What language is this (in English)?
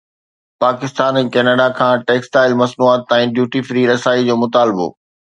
Sindhi